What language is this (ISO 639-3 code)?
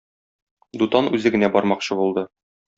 tat